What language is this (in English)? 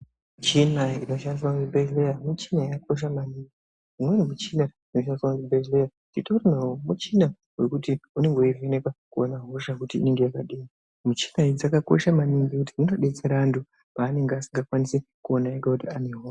Ndau